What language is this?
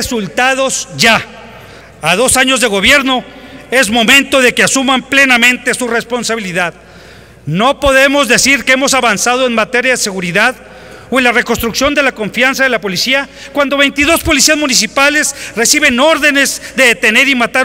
Spanish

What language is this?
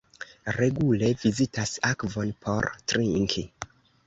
Esperanto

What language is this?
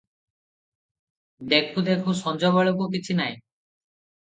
Odia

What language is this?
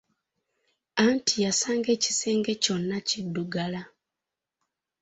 Ganda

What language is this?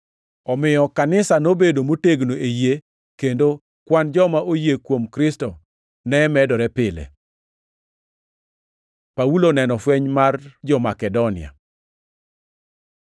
Luo (Kenya and Tanzania)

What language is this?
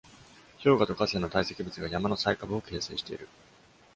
Japanese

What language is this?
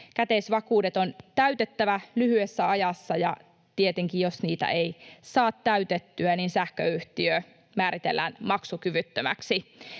Finnish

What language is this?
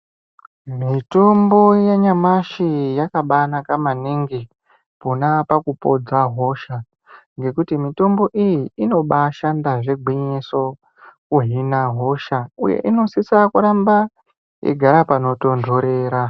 Ndau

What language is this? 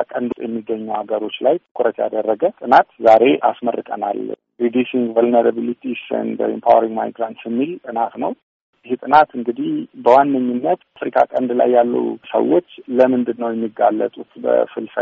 Amharic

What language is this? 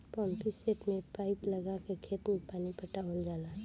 Bhojpuri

